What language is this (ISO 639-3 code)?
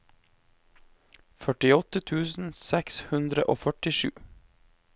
nor